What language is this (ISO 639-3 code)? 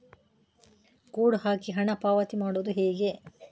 kan